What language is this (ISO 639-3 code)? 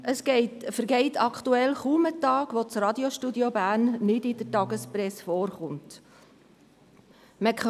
gsw